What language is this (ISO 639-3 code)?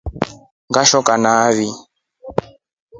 rof